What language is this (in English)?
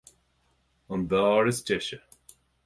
Irish